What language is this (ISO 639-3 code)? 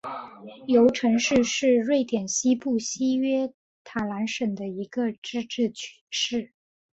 zho